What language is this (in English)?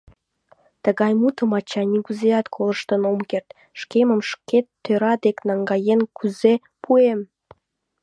Mari